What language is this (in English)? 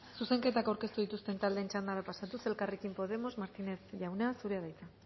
Basque